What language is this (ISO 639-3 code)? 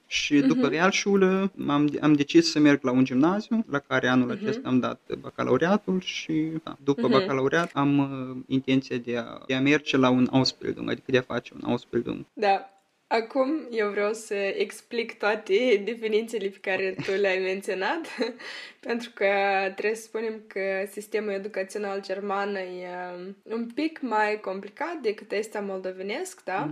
ron